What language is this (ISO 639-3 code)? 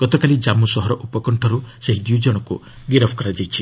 ori